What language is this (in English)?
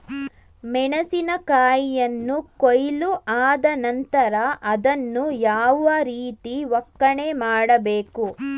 Kannada